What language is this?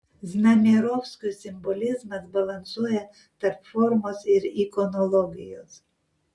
Lithuanian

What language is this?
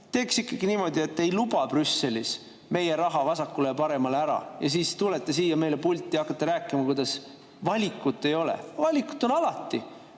Estonian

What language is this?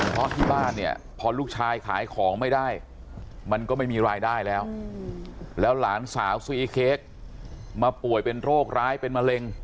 Thai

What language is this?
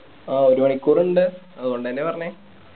Malayalam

